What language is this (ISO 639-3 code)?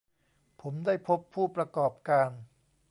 tha